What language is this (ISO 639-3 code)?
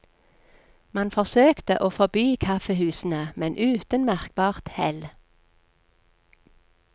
nor